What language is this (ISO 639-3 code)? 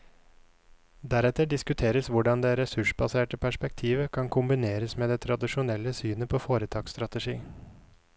nor